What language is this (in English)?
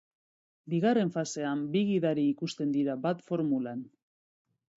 Basque